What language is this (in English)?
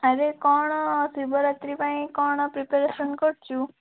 Odia